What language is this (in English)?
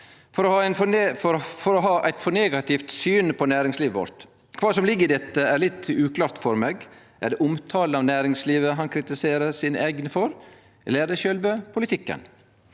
Norwegian